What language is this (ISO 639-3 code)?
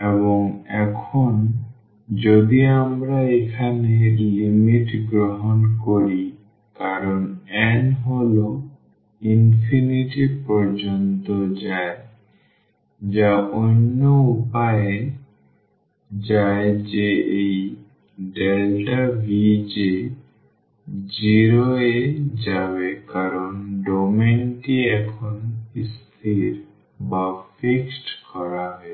ben